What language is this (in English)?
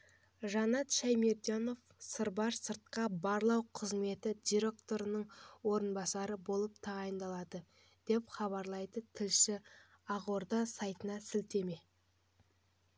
Kazakh